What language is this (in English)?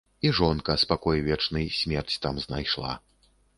Belarusian